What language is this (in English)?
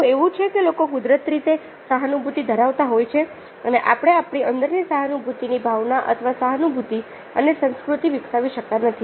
Gujarati